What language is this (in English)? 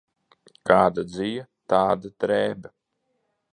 Latvian